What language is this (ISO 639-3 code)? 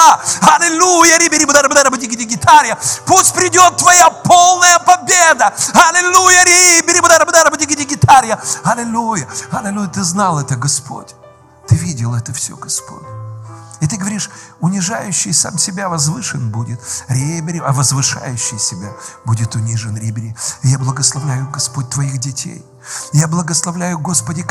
rus